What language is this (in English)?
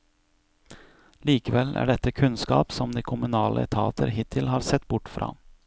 Norwegian